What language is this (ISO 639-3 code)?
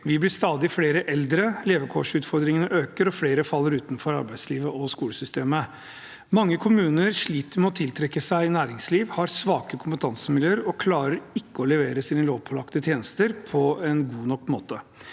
nor